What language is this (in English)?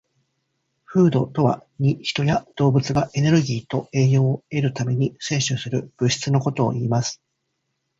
Japanese